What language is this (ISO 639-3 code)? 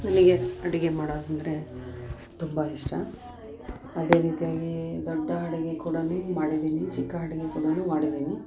kan